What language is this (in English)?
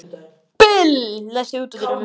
Icelandic